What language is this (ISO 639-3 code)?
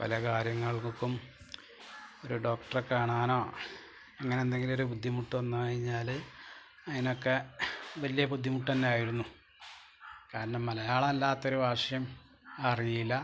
mal